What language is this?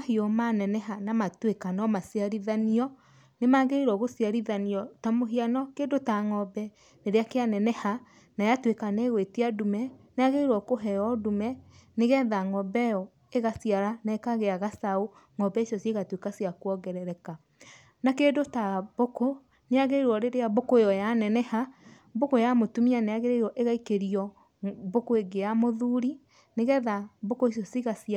Kikuyu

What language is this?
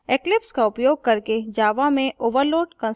Hindi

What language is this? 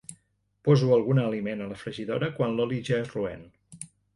Catalan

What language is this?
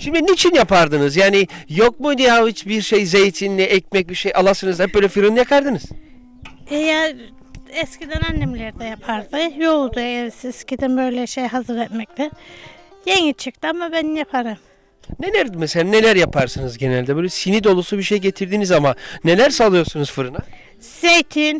Turkish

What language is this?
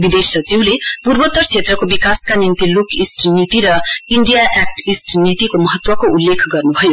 Nepali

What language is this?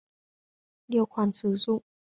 Vietnamese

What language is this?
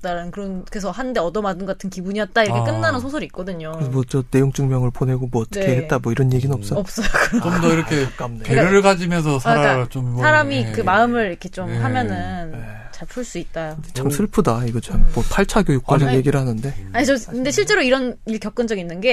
Korean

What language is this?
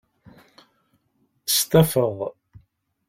Kabyle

